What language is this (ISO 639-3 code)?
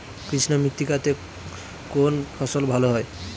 ben